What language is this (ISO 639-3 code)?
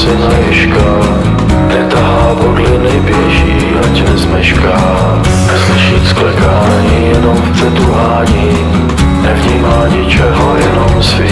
ces